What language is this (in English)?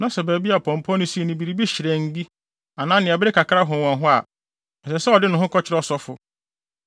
Akan